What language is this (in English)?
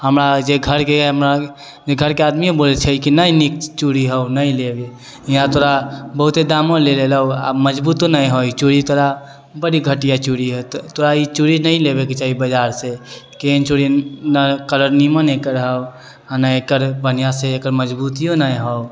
Maithili